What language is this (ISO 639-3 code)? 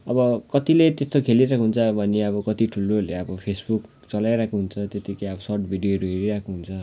nep